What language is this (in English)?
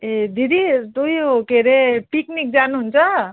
Nepali